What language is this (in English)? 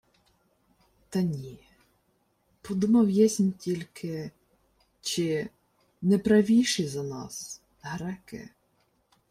Ukrainian